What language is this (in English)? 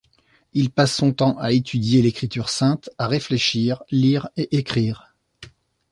French